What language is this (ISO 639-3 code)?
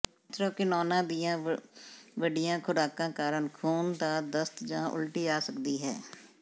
pan